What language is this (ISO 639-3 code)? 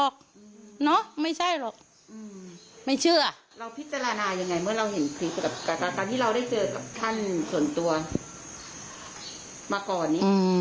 tha